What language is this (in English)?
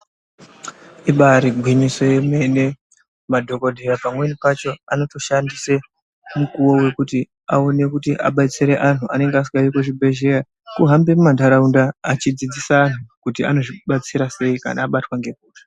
Ndau